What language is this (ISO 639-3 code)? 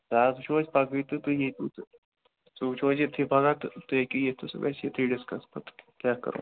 kas